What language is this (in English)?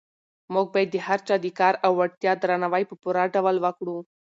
Pashto